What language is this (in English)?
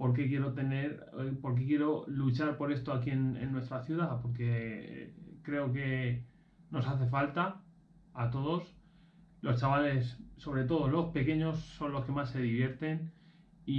Spanish